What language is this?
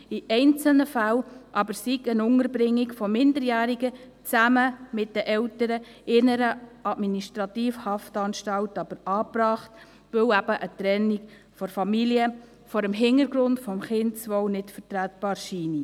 Swiss German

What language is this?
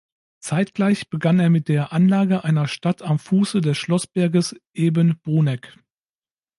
German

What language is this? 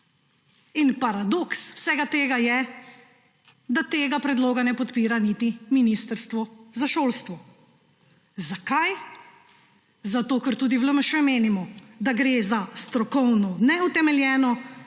Slovenian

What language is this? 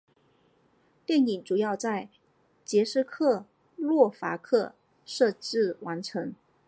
Chinese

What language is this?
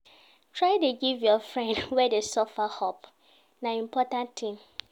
Nigerian Pidgin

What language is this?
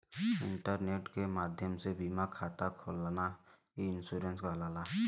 Bhojpuri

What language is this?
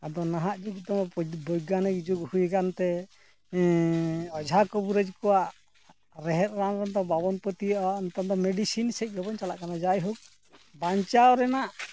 Santali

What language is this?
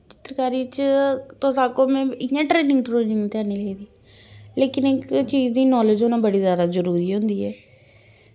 Dogri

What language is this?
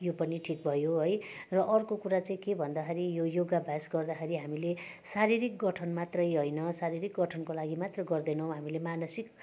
Nepali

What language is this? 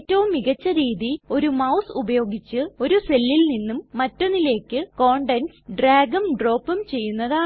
Malayalam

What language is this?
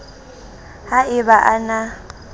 Southern Sotho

